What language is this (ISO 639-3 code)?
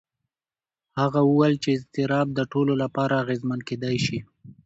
pus